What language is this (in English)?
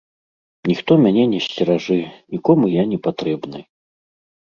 Belarusian